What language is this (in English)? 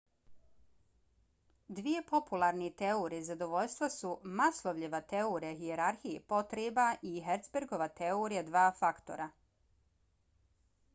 Bosnian